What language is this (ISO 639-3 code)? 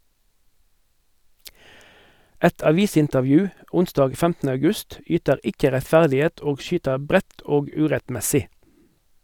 nor